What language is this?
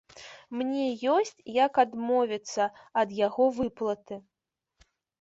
Belarusian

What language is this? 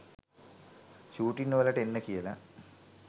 Sinhala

